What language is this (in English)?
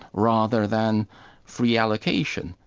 English